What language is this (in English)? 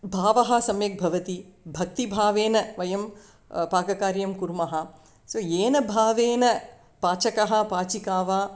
Sanskrit